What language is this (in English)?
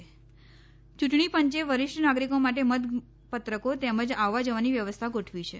Gujarati